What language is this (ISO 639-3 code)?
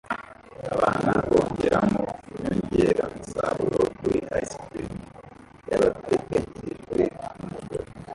kin